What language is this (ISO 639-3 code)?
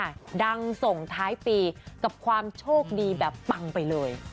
tha